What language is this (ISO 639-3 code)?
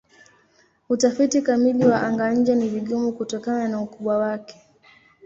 swa